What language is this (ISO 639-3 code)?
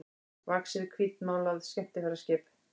isl